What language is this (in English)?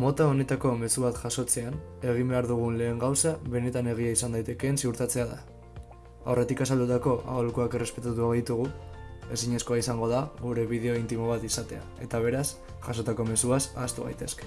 Basque